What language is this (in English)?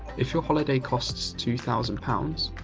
English